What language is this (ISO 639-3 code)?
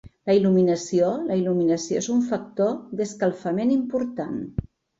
cat